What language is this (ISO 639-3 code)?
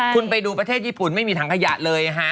tha